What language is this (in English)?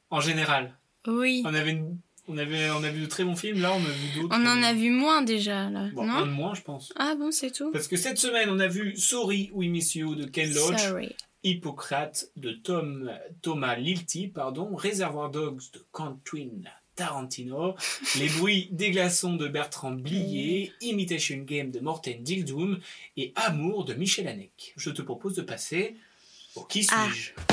French